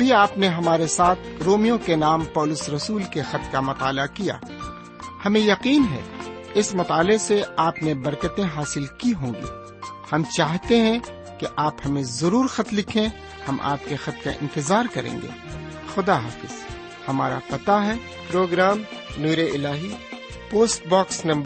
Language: Urdu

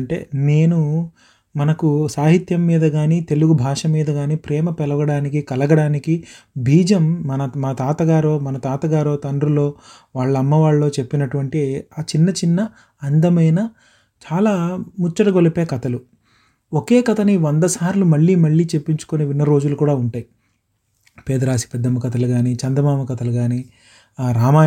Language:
Telugu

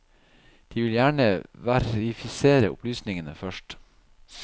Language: Norwegian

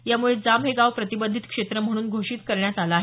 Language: Marathi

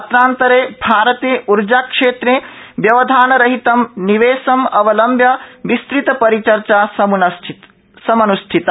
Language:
Sanskrit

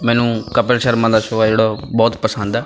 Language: Punjabi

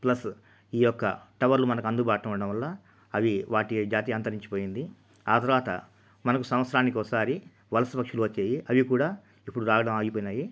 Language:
Telugu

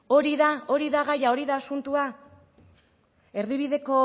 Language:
Basque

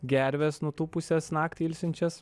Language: Lithuanian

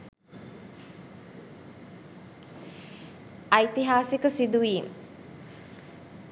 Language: Sinhala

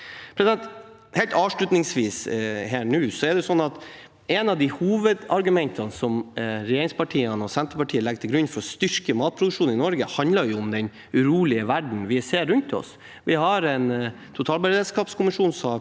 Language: Norwegian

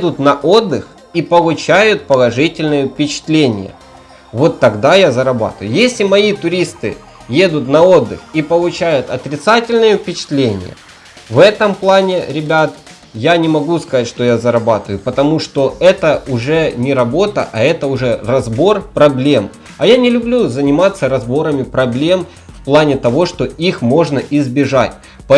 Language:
Russian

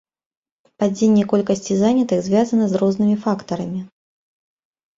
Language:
Belarusian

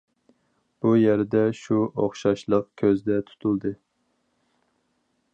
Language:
Uyghur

